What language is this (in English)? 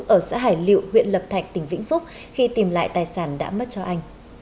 Vietnamese